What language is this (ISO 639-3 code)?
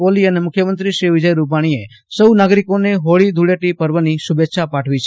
guj